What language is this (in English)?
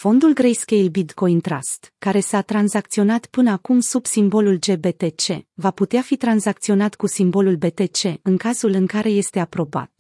Romanian